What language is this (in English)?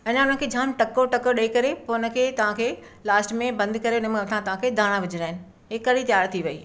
Sindhi